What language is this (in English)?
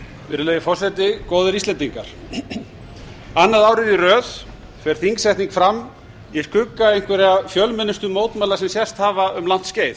Icelandic